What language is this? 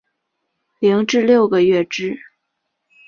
Chinese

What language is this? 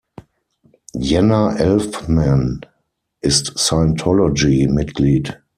German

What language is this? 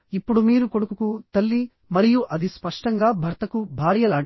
Telugu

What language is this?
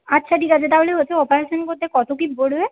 Bangla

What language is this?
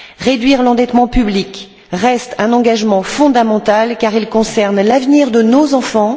French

